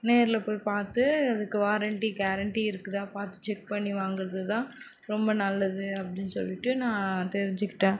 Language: Tamil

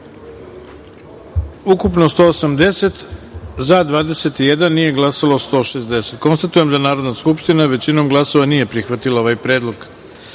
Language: Serbian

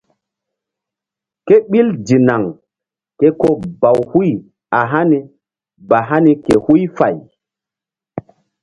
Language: Mbum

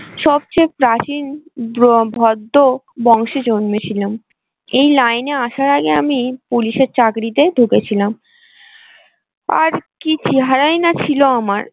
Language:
Bangla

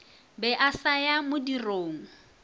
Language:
Northern Sotho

